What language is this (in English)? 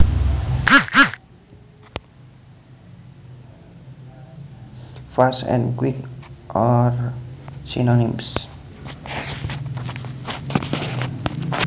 Javanese